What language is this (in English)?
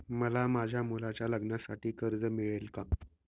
Marathi